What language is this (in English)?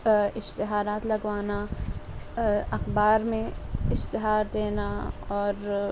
Urdu